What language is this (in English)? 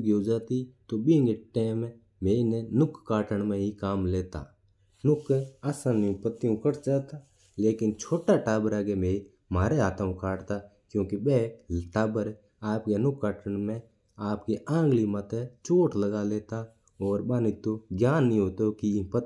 Mewari